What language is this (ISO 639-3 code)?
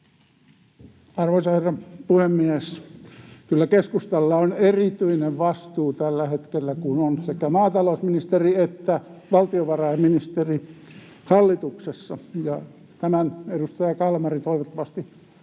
fin